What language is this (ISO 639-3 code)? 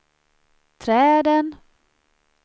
swe